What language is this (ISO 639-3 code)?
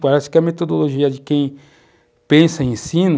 por